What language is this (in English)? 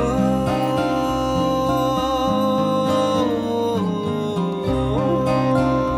Spanish